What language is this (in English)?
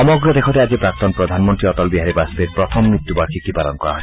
Assamese